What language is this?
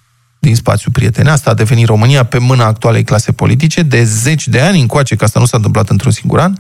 Romanian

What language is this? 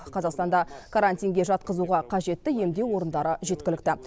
Kazakh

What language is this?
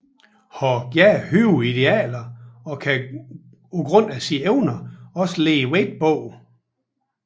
Danish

